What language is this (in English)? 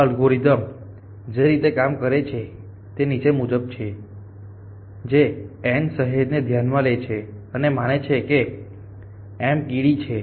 Gujarati